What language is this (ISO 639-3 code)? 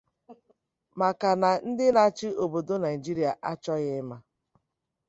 ibo